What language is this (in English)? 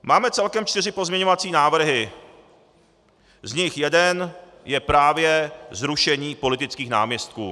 Czech